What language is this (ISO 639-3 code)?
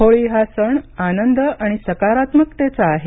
mar